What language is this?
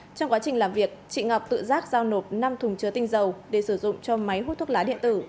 Vietnamese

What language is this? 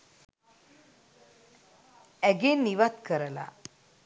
Sinhala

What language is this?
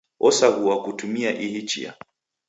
Taita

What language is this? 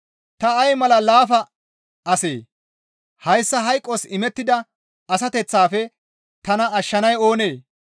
Gamo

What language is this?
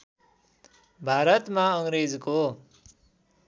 Nepali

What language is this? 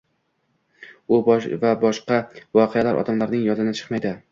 Uzbek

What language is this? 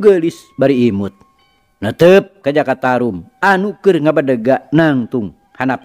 Indonesian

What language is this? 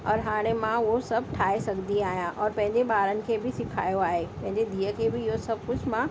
Sindhi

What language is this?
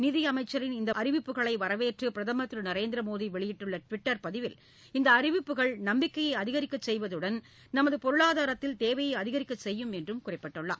Tamil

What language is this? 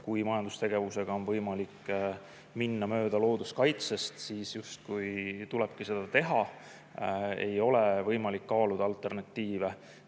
Estonian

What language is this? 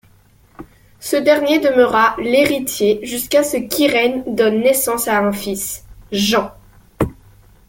French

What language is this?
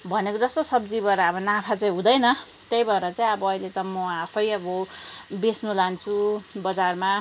Nepali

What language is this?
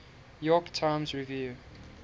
English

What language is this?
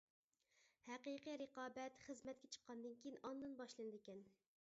Uyghur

